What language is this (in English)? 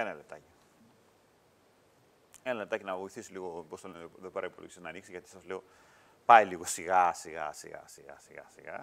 Greek